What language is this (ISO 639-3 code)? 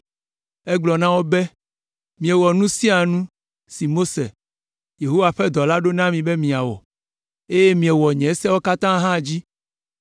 ewe